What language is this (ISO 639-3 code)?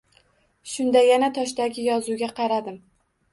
uzb